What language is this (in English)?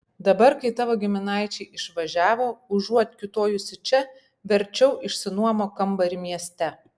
Lithuanian